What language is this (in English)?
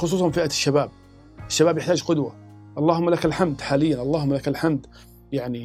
Arabic